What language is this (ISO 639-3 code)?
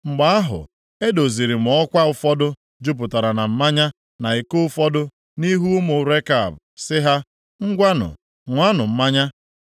ibo